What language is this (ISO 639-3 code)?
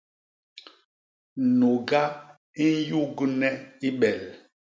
bas